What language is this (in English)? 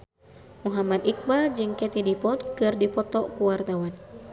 Sundanese